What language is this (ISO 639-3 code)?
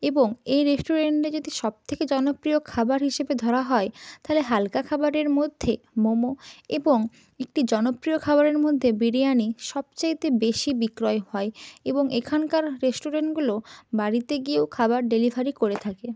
ben